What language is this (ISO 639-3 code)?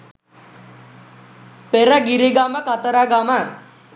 sin